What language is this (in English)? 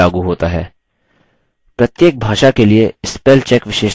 Hindi